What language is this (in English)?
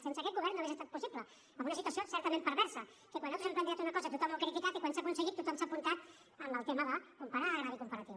Catalan